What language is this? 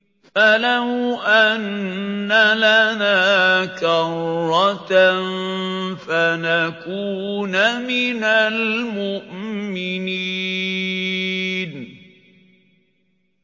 Arabic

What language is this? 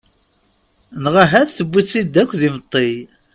Kabyle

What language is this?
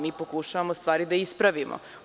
Serbian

